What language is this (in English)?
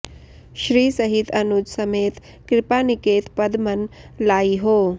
Sanskrit